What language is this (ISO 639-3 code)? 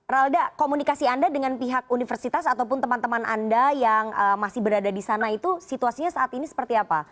ind